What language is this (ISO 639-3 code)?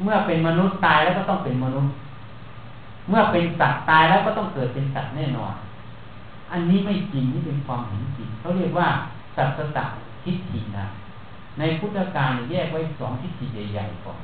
tha